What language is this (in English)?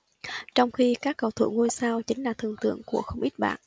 Vietnamese